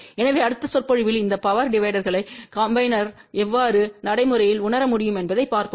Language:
Tamil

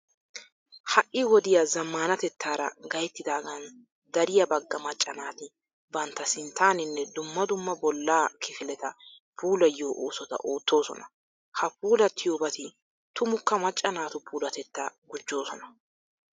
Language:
Wolaytta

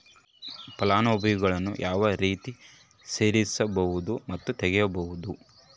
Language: Kannada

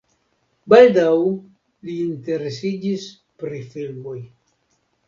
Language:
Esperanto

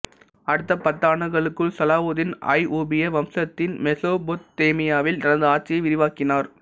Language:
Tamil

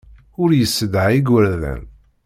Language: Kabyle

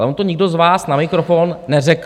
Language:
Czech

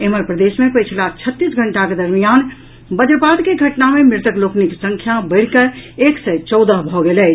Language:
Maithili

